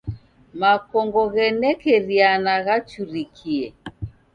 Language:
Taita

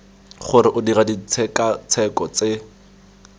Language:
Tswana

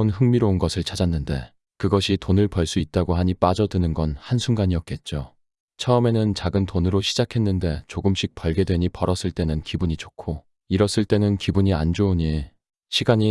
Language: Korean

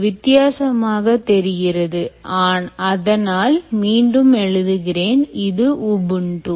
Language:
Tamil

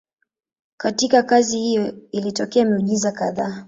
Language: Swahili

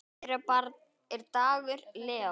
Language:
Icelandic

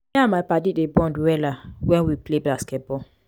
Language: Nigerian Pidgin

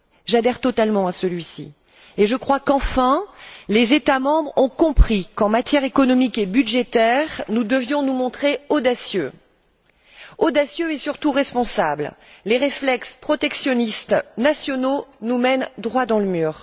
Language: French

